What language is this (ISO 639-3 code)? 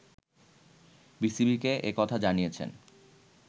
ben